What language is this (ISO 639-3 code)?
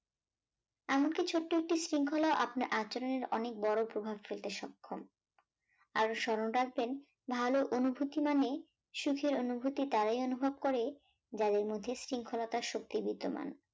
ben